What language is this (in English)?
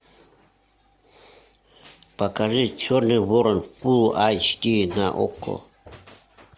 Russian